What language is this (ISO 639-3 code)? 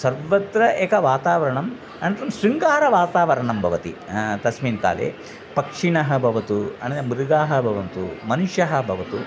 san